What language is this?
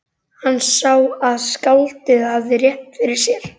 Icelandic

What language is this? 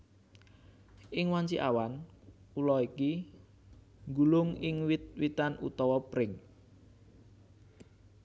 Javanese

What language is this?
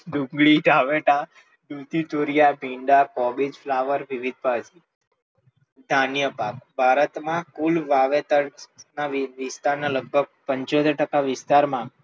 Gujarati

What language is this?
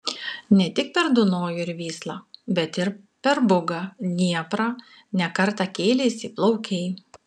Lithuanian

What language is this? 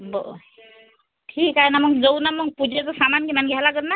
Marathi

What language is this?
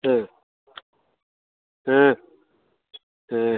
Kannada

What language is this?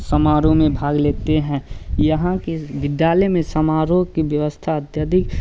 Hindi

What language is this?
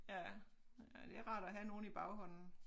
Danish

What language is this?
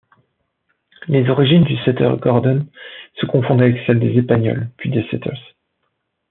French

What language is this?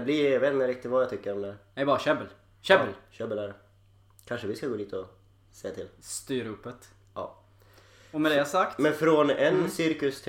Swedish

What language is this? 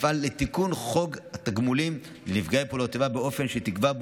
Hebrew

